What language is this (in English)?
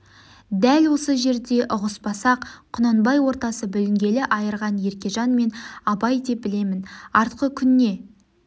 Kazakh